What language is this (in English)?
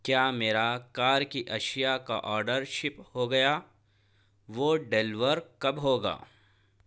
Urdu